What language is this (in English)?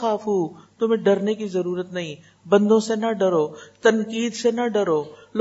Urdu